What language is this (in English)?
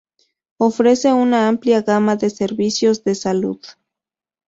Spanish